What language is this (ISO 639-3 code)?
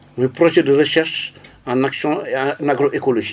wol